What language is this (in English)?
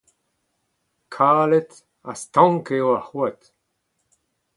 Breton